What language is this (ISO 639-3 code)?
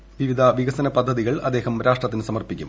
mal